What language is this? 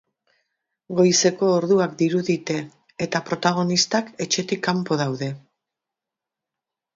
Basque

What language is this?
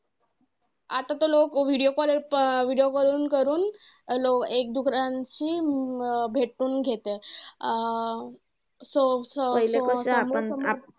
Marathi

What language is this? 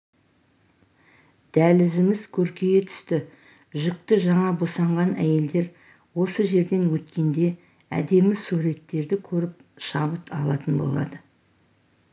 Kazakh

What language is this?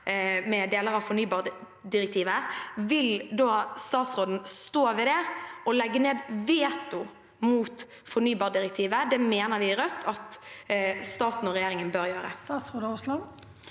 Norwegian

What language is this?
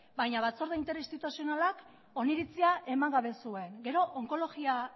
Basque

